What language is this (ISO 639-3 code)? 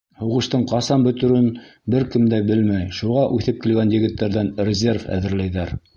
bak